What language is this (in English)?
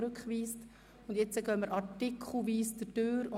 Swiss German